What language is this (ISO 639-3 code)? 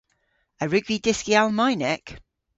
cor